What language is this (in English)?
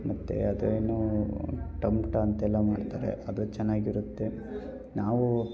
Kannada